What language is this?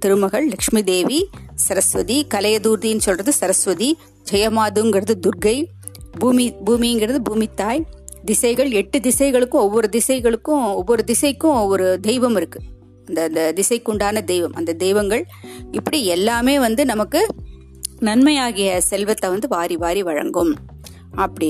Tamil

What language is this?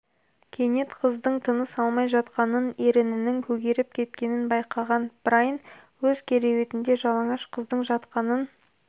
Kazakh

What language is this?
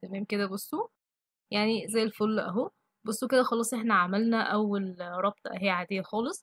Arabic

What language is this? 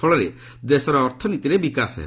Odia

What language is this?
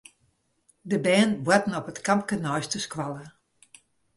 Western Frisian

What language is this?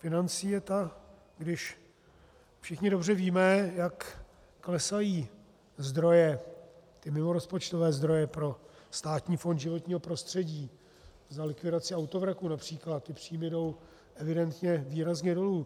Czech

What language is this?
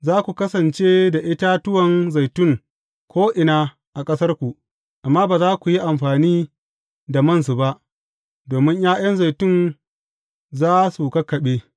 Hausa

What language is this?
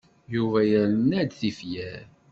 Kabyle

